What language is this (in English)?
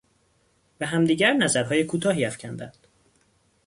Persian